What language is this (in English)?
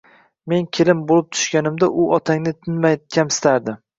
Uzbek